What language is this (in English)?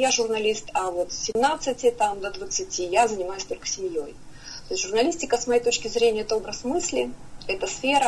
Russian